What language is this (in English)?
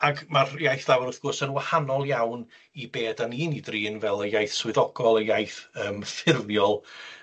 Welsh